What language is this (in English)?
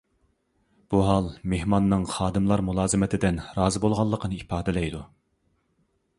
Uyghur